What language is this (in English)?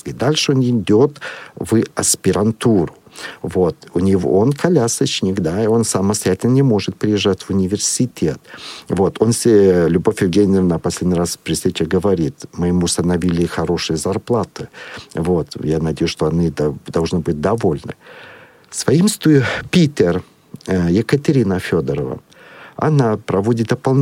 Russian